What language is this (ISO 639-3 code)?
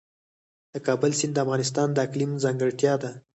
pus